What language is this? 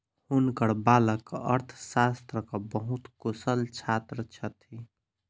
Maithili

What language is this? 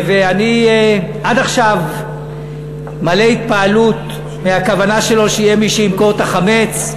Hebrew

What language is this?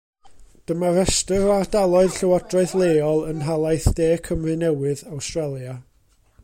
Welsh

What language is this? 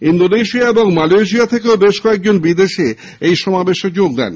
Bangla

